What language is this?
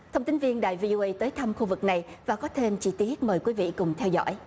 Vietnamese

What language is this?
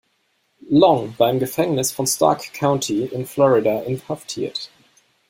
German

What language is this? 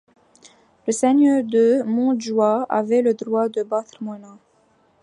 French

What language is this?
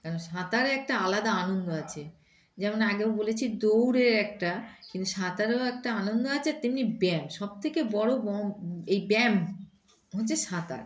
Bangla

